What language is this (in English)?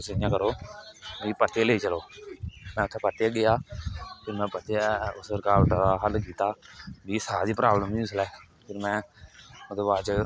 Dogri